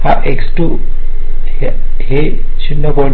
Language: Marathi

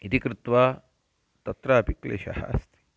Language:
Sanskrit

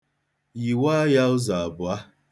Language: Igbo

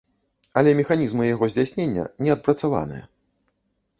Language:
Belarusian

